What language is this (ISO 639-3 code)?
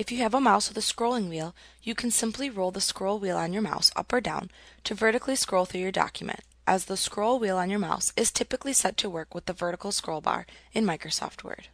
eng